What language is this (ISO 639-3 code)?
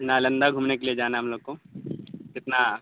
urd